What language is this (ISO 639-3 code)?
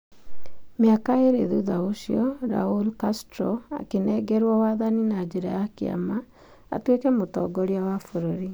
kik